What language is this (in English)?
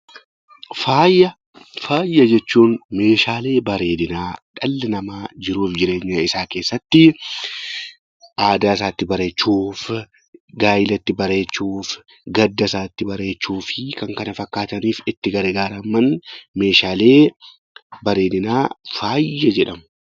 Oromo